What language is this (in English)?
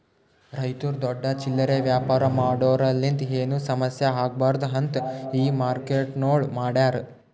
Kannada